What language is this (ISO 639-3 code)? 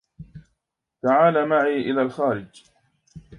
ara